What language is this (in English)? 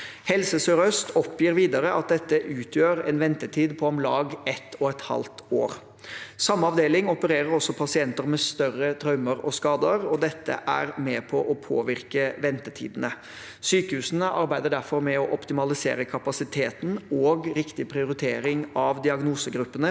Norwegian